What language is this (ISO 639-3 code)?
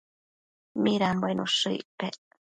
mcf